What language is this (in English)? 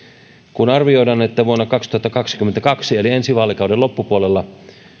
Finnish